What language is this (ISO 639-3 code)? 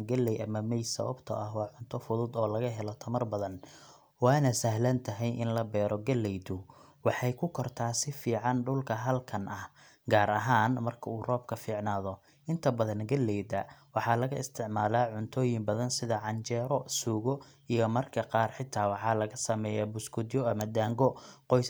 som